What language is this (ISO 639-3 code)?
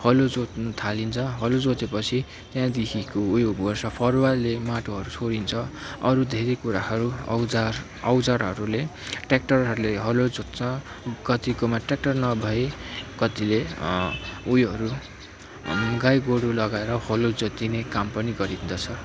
nep